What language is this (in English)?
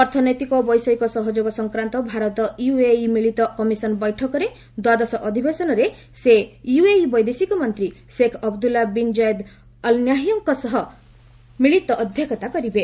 Odia